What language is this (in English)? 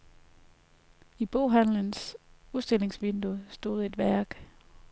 Danish